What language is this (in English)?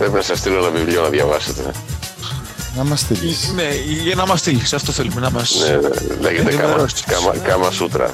Greek